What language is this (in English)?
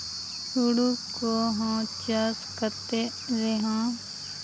Santali